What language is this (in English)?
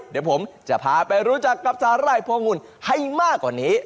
Thai